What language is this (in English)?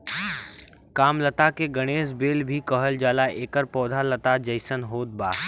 Bhojpuri